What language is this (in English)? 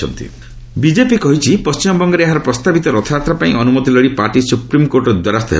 Odia